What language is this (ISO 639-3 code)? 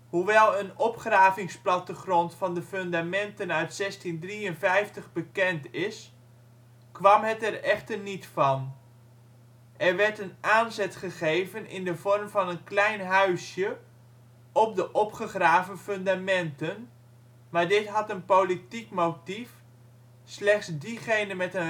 nld